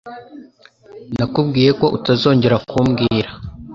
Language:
Kinyarwanda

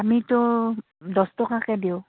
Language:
Assamese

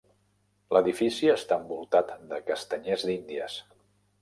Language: Catalan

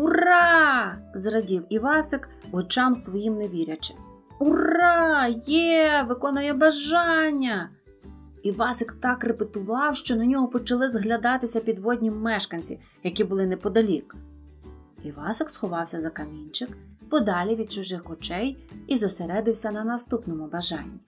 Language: Ukrainian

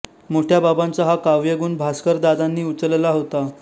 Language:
Marathi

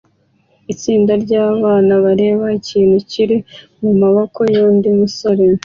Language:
Kinyarwanda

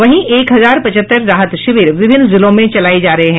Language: Hindi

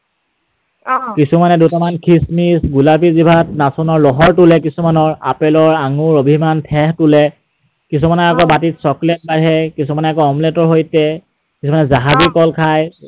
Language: Assamese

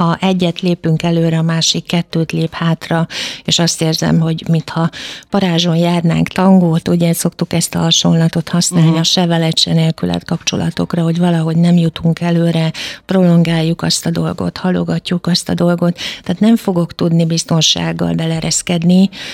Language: Hungarian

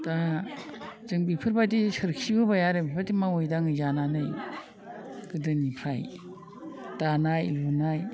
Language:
Bodo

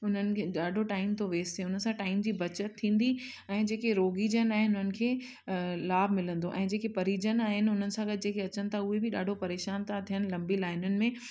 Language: Sindhi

